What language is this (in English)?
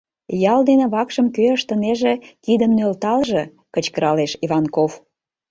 Mari